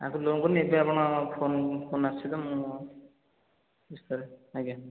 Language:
Odia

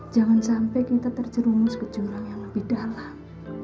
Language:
Indonesian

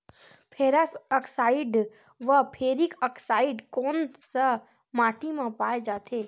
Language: Chhattisgarhi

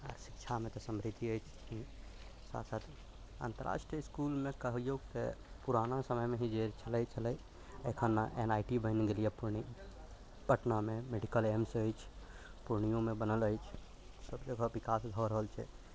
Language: Maithili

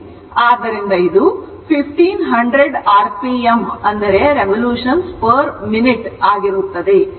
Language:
Kannada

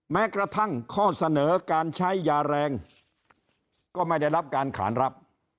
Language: Thai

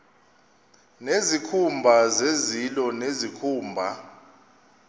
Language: Xhosa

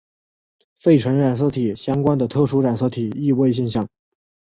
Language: Chinese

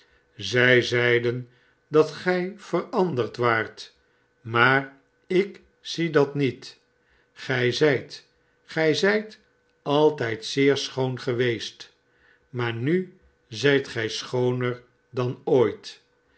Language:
Dutch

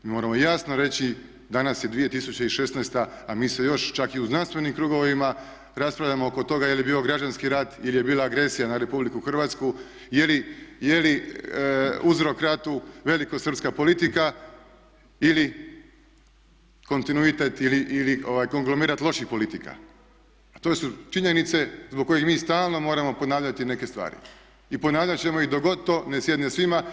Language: Croatian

